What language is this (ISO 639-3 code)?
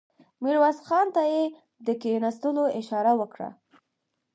pus